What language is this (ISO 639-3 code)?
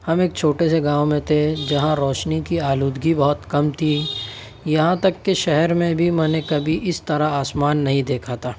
urd